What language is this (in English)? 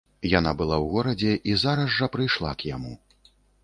Belarusian